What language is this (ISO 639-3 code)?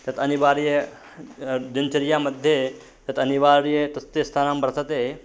san